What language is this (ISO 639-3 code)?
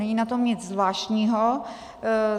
ces